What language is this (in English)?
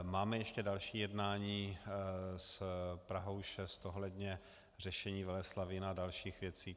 Czech